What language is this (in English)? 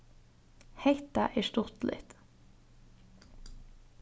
Faroese